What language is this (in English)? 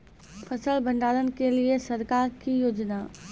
Maithili